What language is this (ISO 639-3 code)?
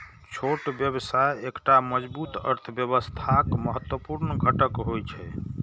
mai